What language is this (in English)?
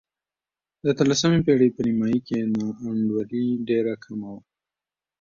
Pashto